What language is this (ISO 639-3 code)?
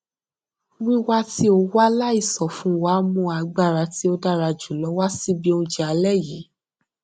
yor